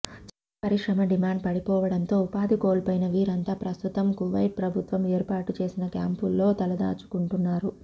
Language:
Telugu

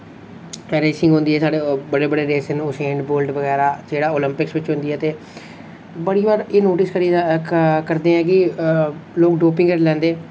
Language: Dogri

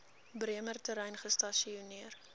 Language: Afrikaans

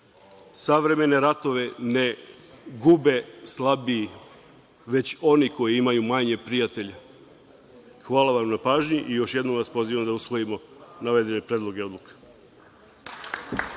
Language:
Serbian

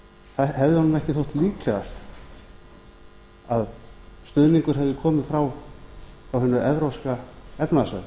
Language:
Icelandic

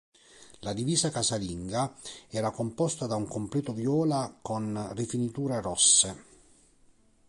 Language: Italian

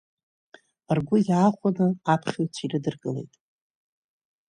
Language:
Abkhazian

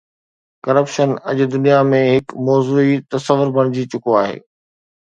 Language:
Sindhi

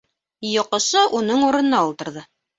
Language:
Bashkir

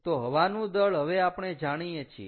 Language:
Gujarati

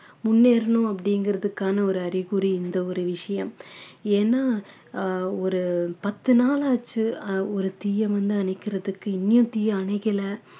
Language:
Tamil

